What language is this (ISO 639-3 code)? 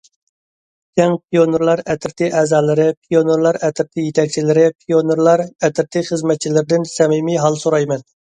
uig